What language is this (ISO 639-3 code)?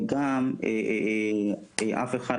heb